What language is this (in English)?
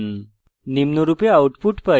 Bangla